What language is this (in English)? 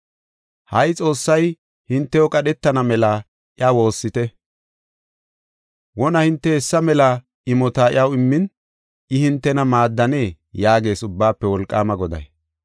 Gofa